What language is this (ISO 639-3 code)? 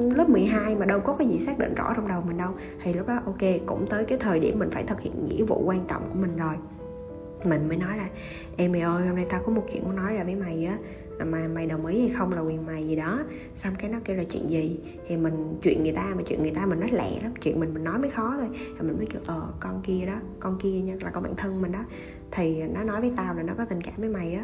vie